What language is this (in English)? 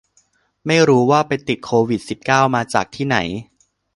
Thai